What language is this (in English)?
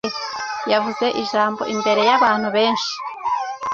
Kinyarwanda